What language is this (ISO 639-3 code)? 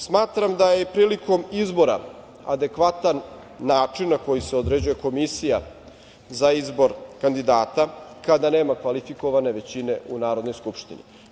srp